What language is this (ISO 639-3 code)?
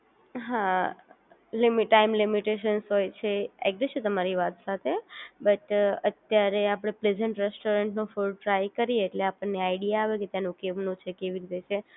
guj